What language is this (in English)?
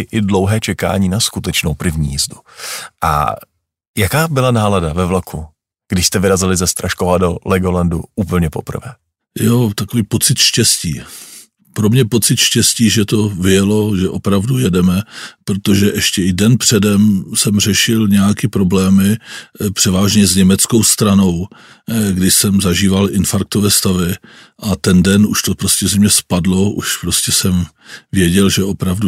Czech